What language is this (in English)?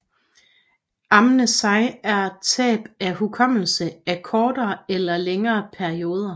Danish